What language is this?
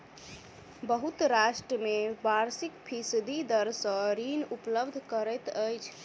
Maithili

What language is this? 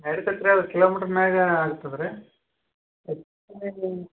Kannada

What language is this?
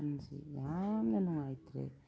Manipuri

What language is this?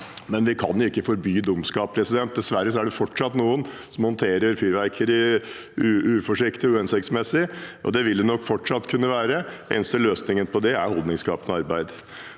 Norwegian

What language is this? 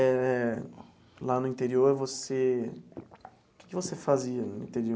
Portuguese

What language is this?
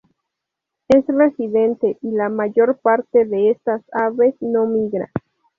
Spanish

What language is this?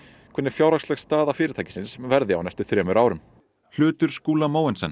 Icelandic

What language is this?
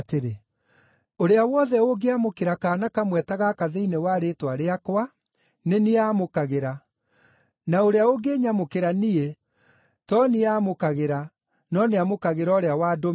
Kikuyu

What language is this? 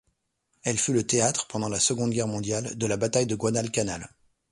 French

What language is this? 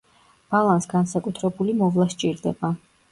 Georgian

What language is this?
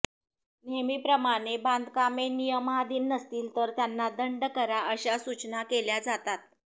Marathi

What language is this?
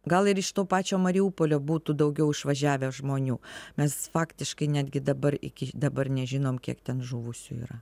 Lithuanian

